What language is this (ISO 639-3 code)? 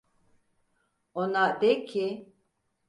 tur